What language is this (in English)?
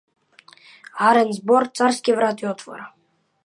Macedonian